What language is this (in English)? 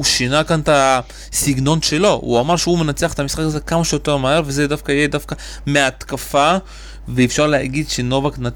Hebrew